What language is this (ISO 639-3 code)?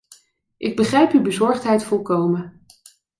nld